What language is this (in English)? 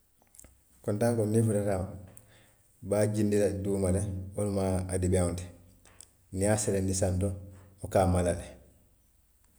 Western Maninkakan